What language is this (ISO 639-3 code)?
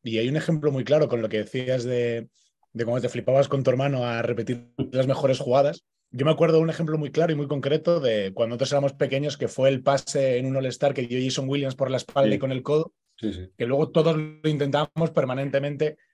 spa